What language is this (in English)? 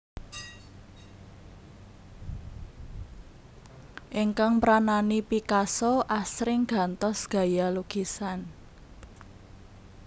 Javanese